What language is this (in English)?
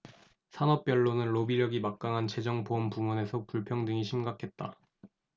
Korean